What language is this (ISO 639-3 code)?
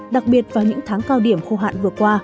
vie